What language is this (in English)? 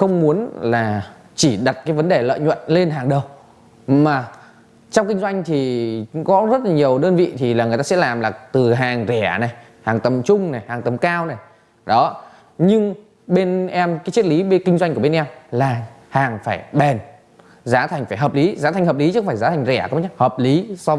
Vietnamese